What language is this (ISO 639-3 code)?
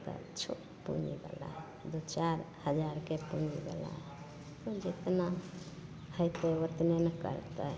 mai